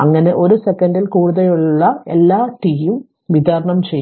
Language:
Malayalam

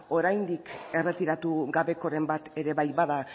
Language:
Basque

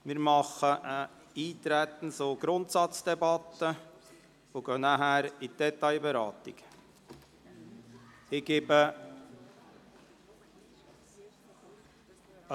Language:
Swiss German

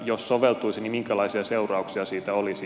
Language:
Finnish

